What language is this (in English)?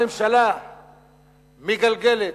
Hebrew